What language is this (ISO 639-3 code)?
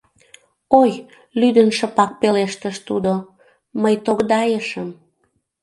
chm